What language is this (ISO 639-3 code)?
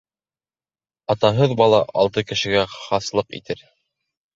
bak